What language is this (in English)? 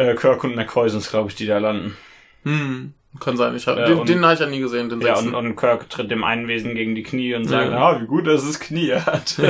German